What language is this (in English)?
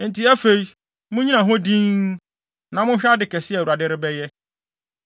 Akan